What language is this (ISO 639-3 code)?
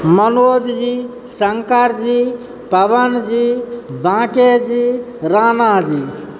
mai